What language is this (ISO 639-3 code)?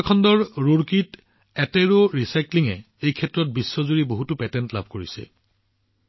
asm